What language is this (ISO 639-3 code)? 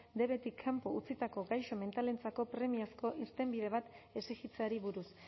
eus